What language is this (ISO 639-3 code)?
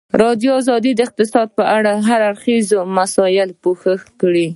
pus